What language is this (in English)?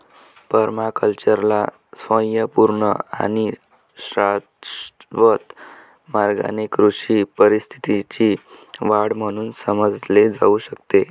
Marathi